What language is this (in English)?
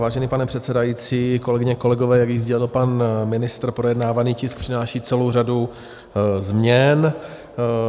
Czech